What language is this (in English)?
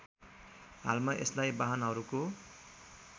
Nepali